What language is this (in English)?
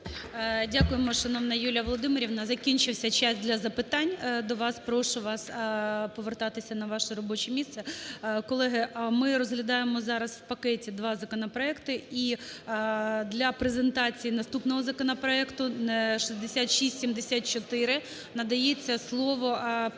Ukrainian